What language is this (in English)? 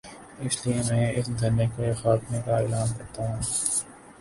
Urdu